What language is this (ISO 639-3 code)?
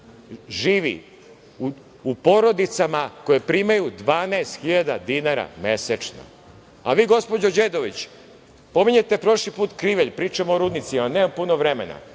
srp